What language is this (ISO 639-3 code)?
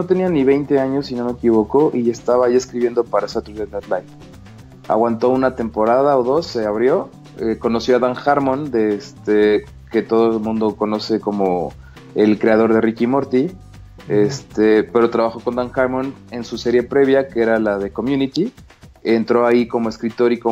spa